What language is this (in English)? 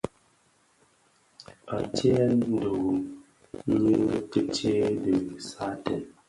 Bafia